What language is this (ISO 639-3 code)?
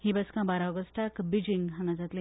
kok